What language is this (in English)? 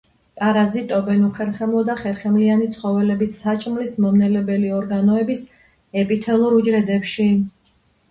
Georgian